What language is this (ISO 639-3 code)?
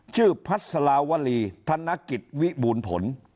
tha